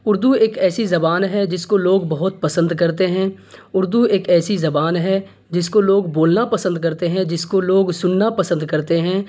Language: Urdu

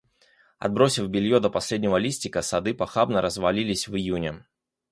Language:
Russian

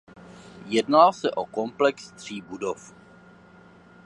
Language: Czech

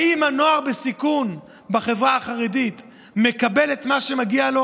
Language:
Hebrew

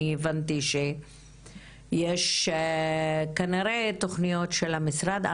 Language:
Hebrew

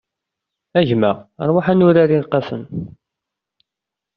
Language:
Kabyle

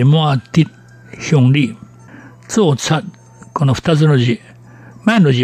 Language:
Japanese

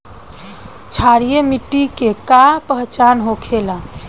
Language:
Bhojpuri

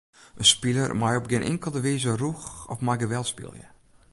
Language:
Western Frisian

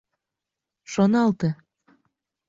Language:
Mari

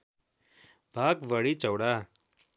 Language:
Nepali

